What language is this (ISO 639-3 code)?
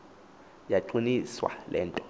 xho